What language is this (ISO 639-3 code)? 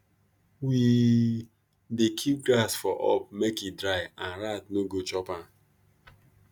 pcm